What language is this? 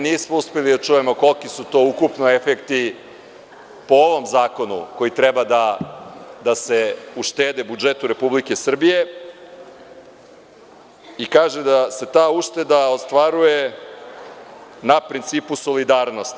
Serbian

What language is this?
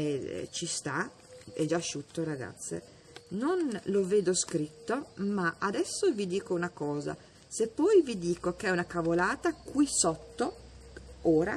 Italian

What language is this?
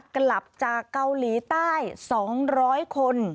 Thai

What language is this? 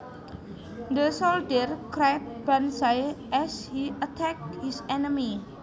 Javanese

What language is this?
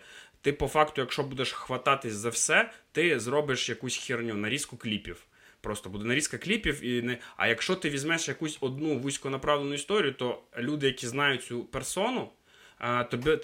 Ukrainian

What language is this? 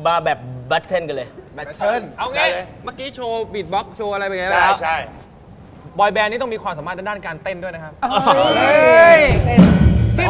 Thai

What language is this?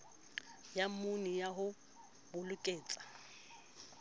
Southern Sotho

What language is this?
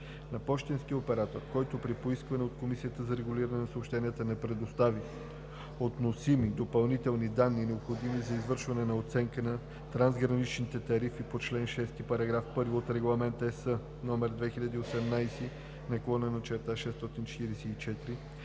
Bulgarian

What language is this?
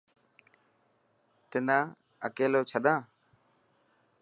Dhatki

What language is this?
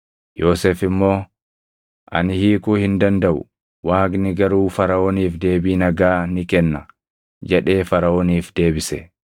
Oromo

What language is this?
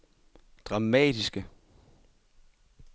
Danish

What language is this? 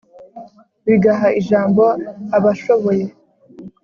Kinyarwanda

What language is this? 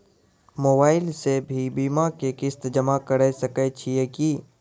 Maithili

